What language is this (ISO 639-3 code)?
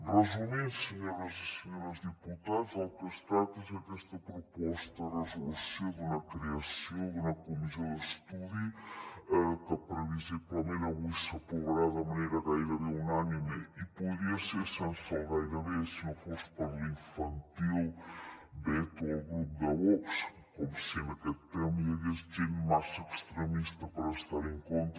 cat